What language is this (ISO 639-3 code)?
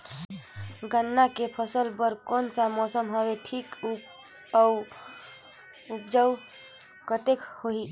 hne